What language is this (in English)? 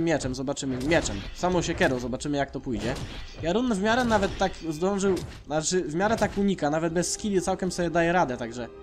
Polish